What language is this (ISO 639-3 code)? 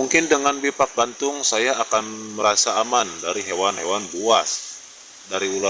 ind